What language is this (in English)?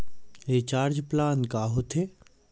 Chhattisgarhi